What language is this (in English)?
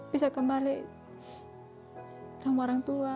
Indonesian